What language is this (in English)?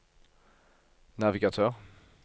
Norwegian